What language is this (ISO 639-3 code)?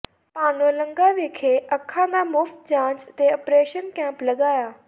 pan